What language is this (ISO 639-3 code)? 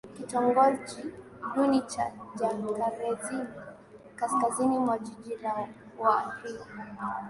swa